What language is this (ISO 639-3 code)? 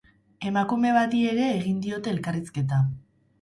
eus